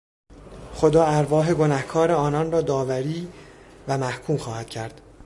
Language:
Persian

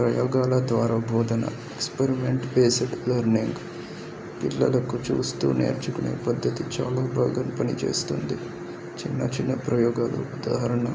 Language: Telugu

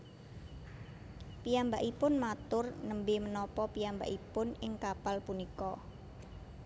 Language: Javanese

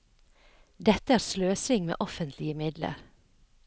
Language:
Norwegian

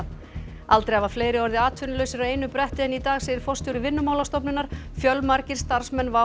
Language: Icelandic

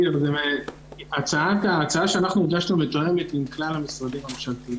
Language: Hebrew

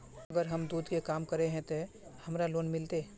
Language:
Magahi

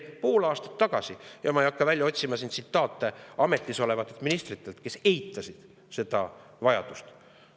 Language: Estonian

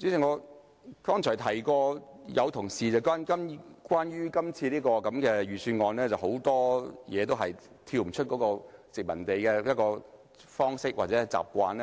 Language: Cantonese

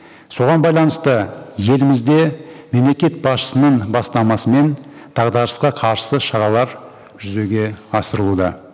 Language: Kazakh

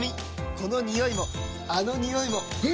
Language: Japanese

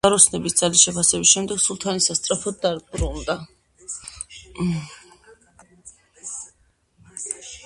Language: Georgian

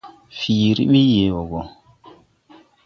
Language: Tupuri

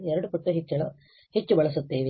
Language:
Kannada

